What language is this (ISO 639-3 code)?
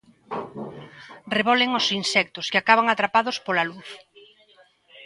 glg